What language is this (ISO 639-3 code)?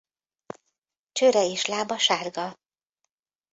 hun